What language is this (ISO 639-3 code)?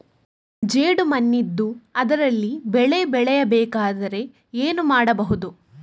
kan